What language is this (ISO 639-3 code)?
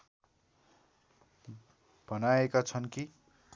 nep